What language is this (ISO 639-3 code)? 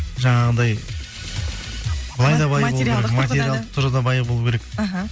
kaz